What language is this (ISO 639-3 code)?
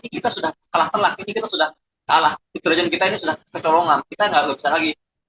ind